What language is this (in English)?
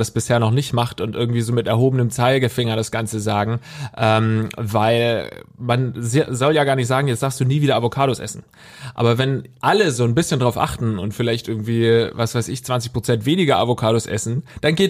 German